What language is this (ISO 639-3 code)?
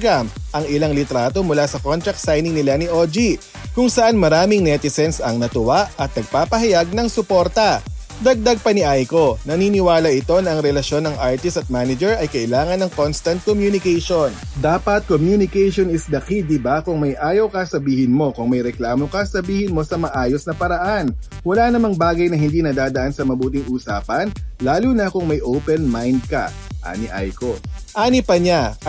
fil